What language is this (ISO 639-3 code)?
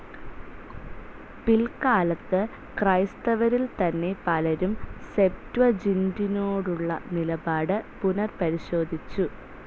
mal